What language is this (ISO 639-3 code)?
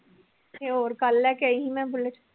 pan